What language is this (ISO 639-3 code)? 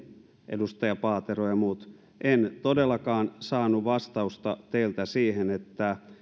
fin